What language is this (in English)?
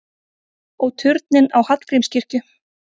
Icelandic